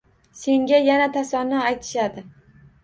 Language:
Uzbek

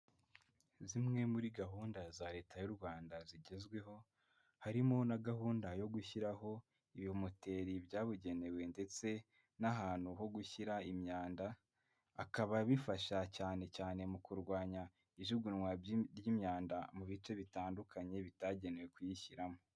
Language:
Kinyarwanda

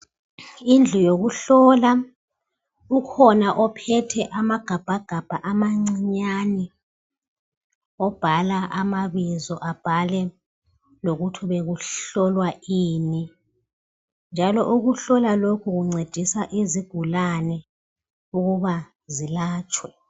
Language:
North Ndebele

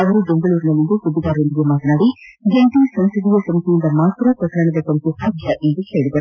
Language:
Kannada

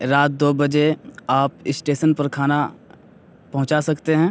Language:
Urdu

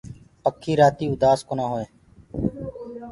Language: Gurgula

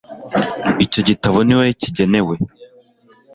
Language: Kinyarwanda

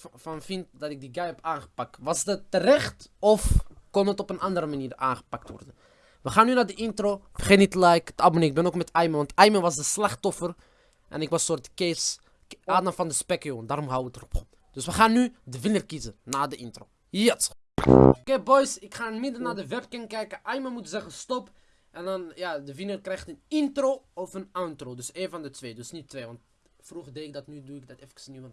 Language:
Dutch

